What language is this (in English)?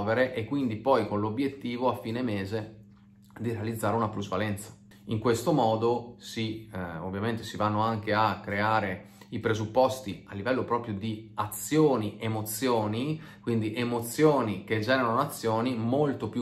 Italian